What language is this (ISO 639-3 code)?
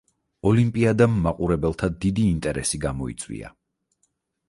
kat